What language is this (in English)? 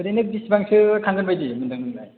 Bodo